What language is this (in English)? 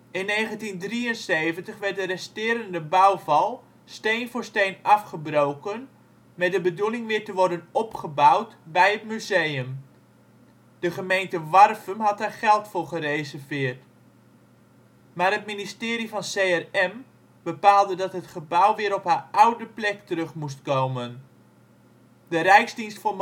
Dutch